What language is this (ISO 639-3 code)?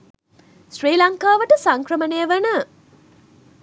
sin